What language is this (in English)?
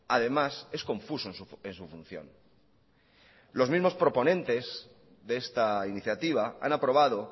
Spanish